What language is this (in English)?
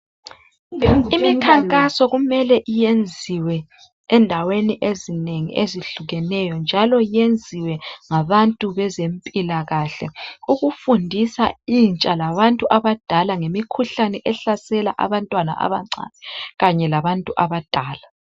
North Ndebele